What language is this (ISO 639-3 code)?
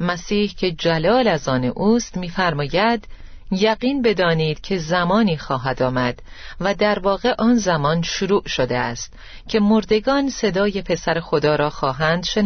fas